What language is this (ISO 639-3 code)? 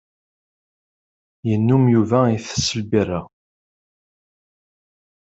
kab